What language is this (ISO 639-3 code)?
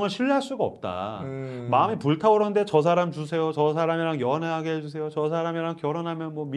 kor